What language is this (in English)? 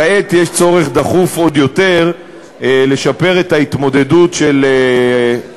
Hebrew